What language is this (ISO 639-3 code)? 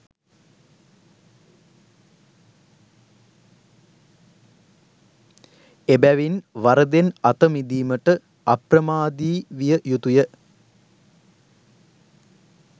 sin